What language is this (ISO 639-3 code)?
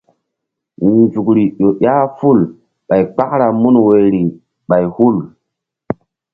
mdd